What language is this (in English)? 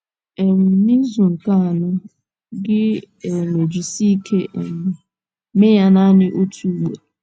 Igbo